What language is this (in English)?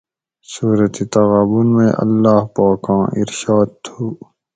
Gawri